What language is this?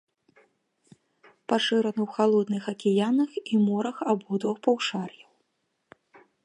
Belarusian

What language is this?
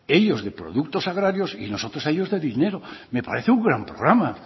Spanish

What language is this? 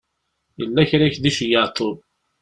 Kabyle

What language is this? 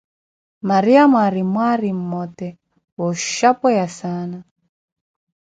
Koti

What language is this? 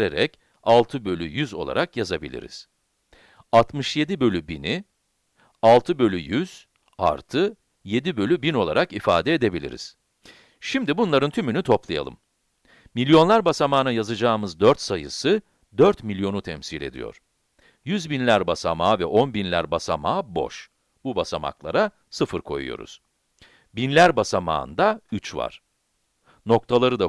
Turkish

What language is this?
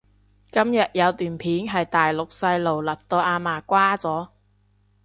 Cantonese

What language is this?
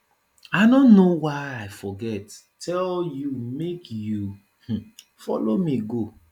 Nigerian Pidgin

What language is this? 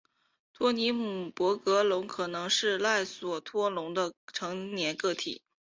Chinese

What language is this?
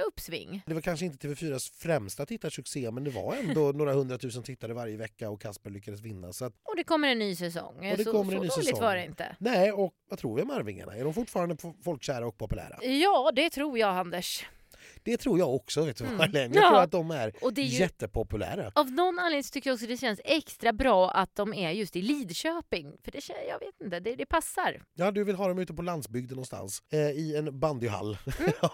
Swedish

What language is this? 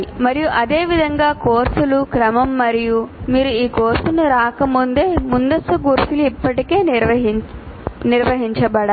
Telugu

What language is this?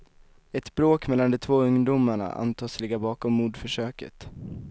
Swedish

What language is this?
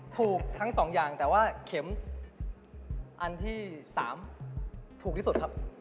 Thai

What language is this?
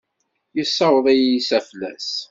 Kabyle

